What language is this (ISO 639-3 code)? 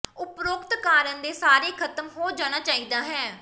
pan